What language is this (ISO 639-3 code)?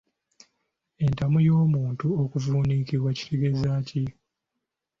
lug